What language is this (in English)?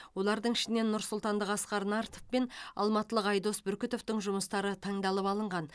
Kazakh